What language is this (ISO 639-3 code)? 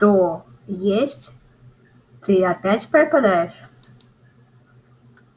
rus